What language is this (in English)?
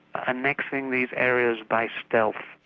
English